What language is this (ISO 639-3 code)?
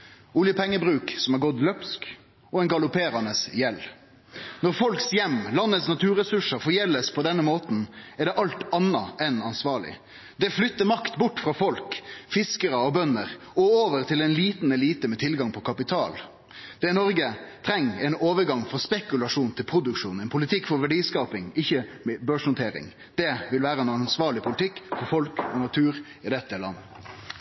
nno